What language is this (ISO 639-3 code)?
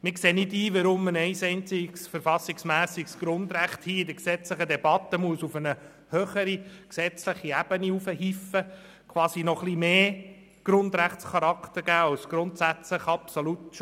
gsw